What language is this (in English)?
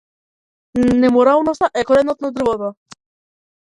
Macedonian